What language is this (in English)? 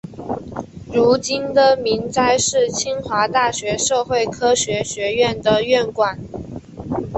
Chinese